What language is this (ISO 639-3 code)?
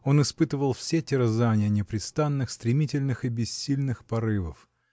rus